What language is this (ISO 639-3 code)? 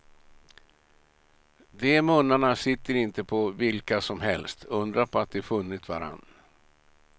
swe